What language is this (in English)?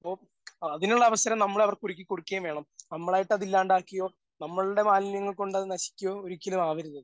Malayalam